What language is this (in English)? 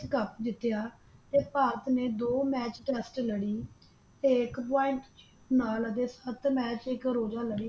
Punjabi